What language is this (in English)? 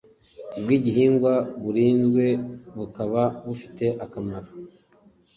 Kinyarwanda